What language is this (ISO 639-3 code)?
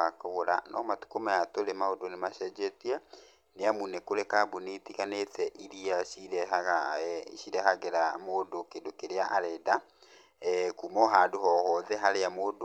kik